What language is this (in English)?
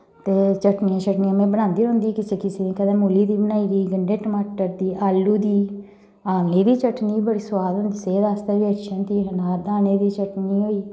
Dogri